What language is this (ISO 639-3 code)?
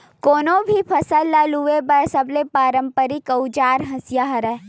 hne